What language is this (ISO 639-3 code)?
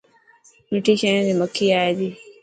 mki